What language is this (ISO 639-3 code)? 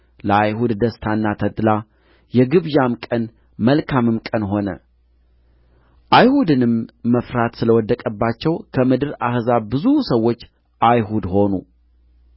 amh